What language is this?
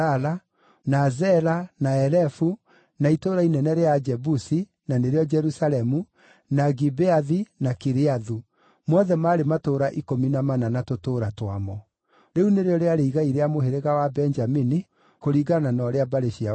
Kikuyu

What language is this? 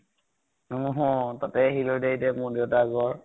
Assamese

